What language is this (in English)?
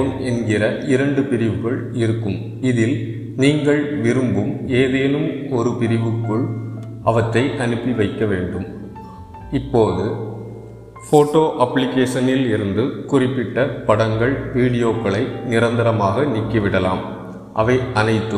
Tamil